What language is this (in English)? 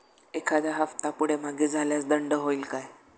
Marathi